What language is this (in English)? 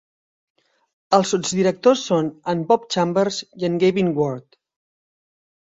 Catalan